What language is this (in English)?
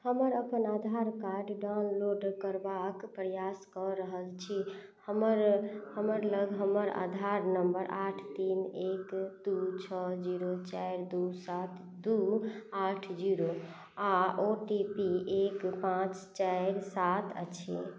Maithili